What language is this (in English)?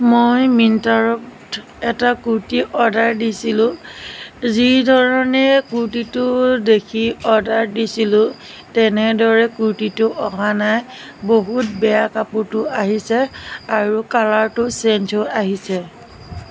Assamese